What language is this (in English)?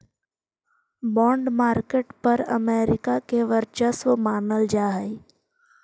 Magahi